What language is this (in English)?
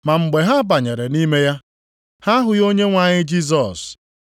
Igbo